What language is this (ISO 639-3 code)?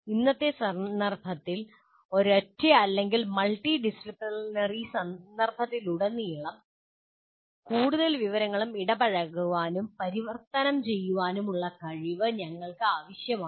mal